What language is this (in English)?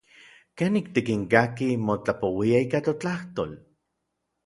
Orizaba Nahuatl